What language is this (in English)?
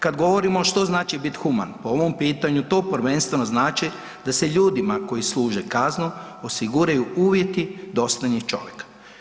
Croatian